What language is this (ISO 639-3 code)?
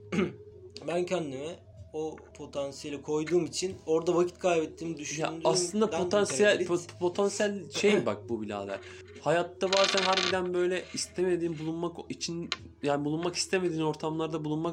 tur